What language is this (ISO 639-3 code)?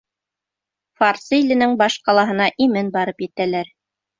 bak